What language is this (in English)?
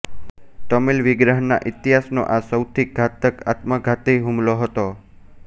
Gujarati